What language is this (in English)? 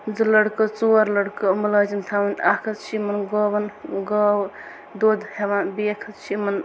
Kashmiri